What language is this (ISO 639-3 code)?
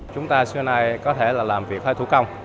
vie